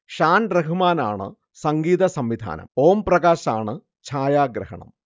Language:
Malayalam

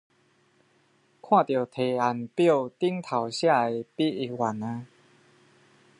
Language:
Chinese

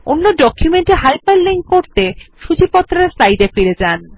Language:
Bangla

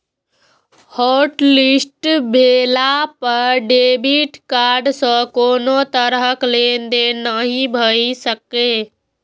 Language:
Maithili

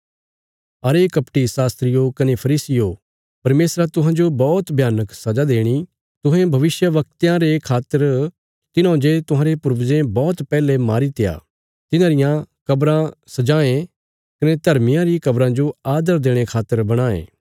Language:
Bilaspuri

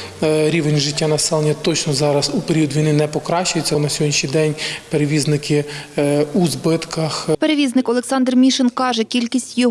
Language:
Ukrainian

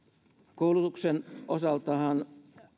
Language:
Finnish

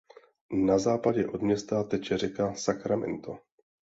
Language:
Czech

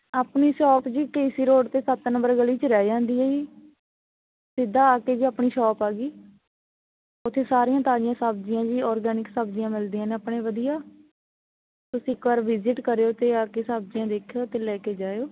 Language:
Punjabi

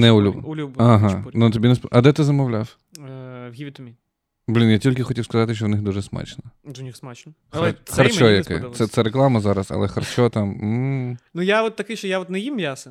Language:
Ukrainian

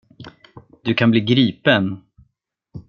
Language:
Swedish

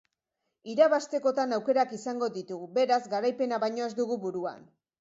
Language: Basque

